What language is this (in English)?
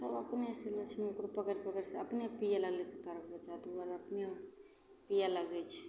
Maithili